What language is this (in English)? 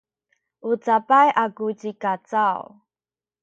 Sakizaya